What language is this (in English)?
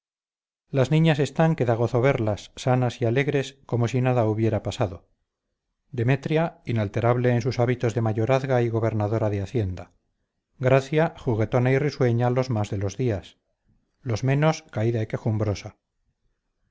Spanish